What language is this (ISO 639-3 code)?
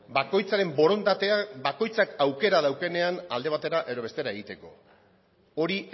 eus